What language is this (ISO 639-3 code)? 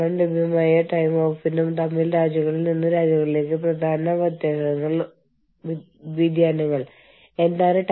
mal